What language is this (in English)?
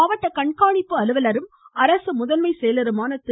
Tamil